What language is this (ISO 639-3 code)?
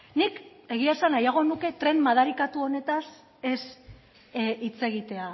eus